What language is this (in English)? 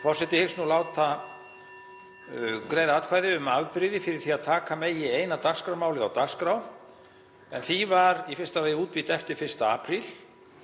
Icelandic